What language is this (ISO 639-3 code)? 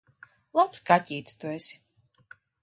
lav